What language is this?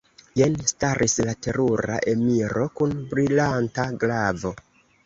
Esperanto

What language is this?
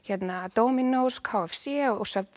Icelandic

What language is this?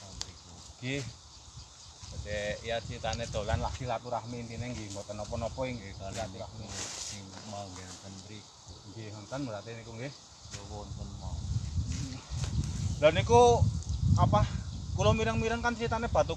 Indonesian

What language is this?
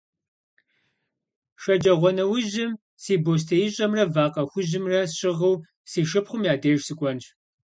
Kabardian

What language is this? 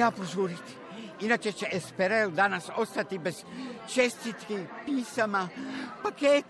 Croatian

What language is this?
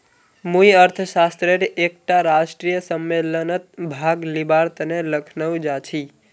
Magahi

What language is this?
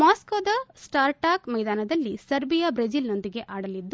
Kannada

